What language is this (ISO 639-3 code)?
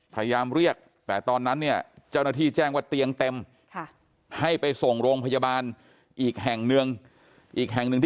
tha